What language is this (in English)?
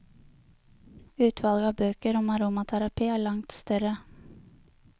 Norwegian